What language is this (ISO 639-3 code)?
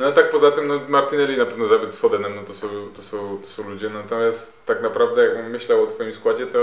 pol